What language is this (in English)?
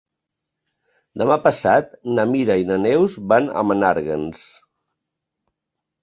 Catalan